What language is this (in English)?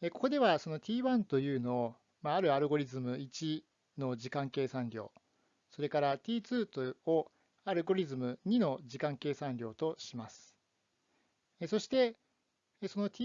Japanese